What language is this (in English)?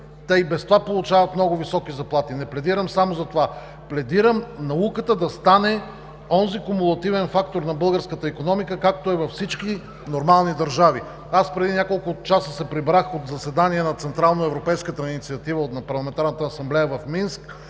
Bulgarian